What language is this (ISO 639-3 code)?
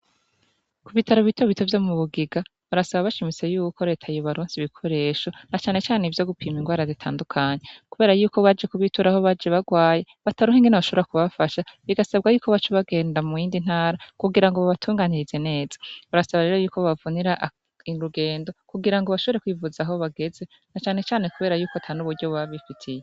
run